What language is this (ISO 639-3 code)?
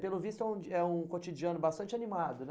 por